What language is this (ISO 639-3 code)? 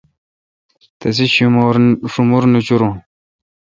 xka